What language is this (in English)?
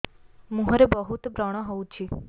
Odia